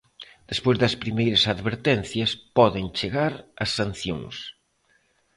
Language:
Galician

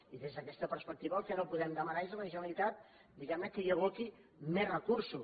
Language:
Catalan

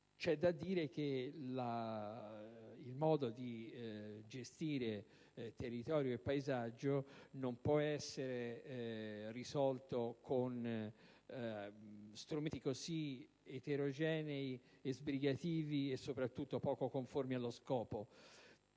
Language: Italian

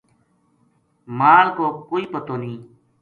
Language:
Gujari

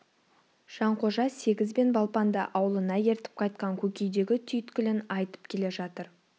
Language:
Kazakh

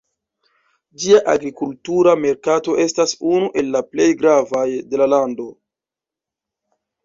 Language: Esperanto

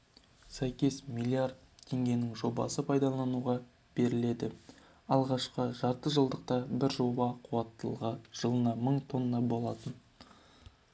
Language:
Kazakh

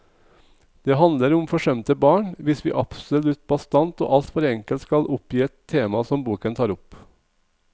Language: Norwegian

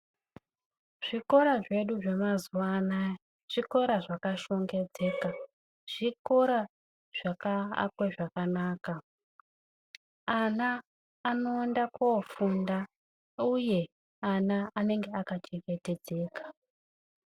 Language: Ndau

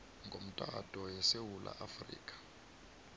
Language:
South Ndebele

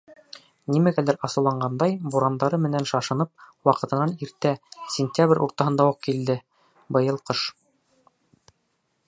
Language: Bashkir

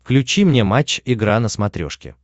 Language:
Russian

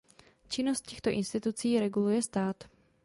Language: Czech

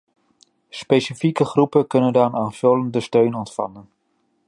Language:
Dutch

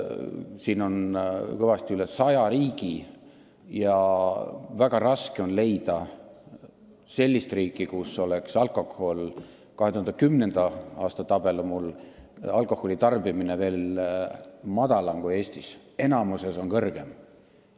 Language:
Estonian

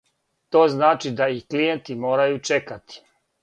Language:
Serbian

